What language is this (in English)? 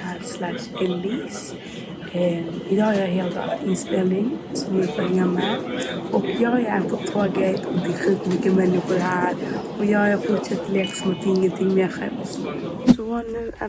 Swedish